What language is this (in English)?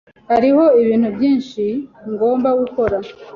Kinyarwanda